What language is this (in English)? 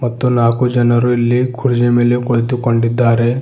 Kannada